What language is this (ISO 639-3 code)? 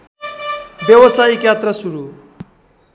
nep